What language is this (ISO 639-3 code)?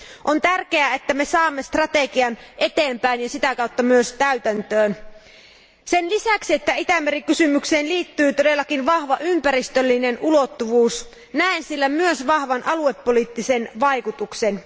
fin